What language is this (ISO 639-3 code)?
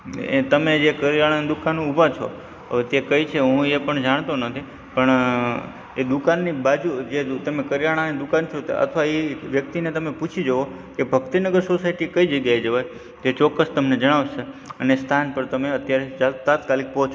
guj